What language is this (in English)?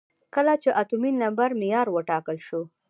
Pashto